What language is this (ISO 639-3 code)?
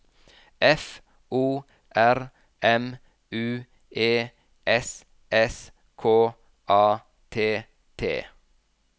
nor